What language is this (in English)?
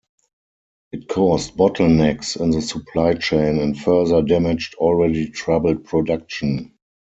English